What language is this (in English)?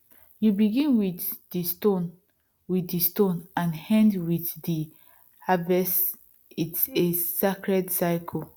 Nigerian Pidgin